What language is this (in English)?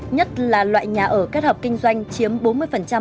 Vietnamese